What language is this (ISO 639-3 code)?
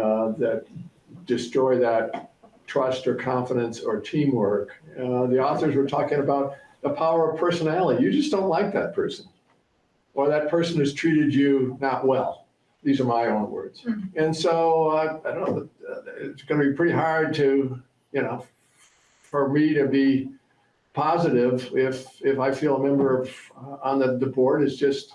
eng